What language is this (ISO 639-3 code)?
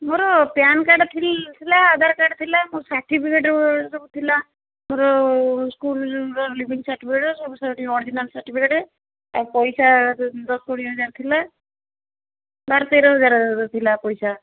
ori